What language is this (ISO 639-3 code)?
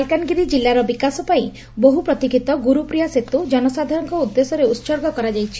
ori